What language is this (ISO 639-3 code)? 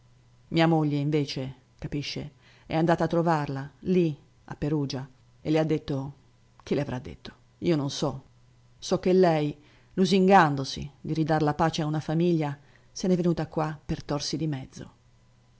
ita